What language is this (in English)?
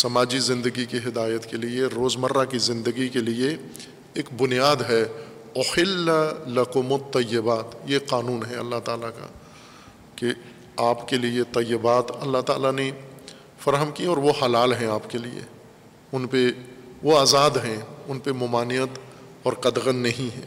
Urdu